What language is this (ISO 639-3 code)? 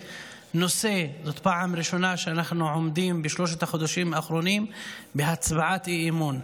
heb